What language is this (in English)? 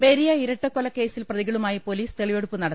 Malayalam